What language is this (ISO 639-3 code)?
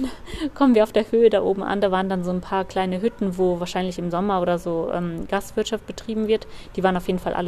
deu